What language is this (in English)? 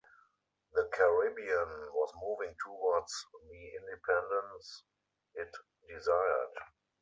English